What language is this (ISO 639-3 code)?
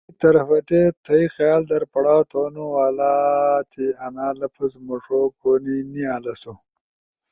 ush